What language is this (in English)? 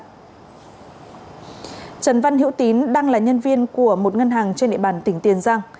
Vietnamese